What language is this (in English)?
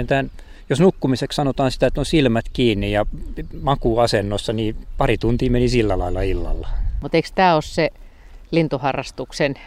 Finnish